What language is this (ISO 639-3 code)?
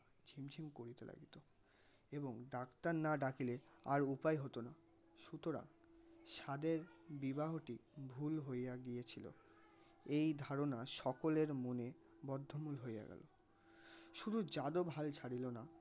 ben